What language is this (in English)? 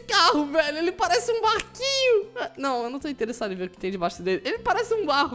Portuguese